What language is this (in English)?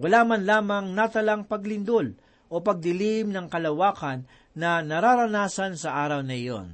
Filipino